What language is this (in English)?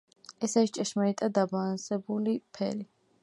Georgian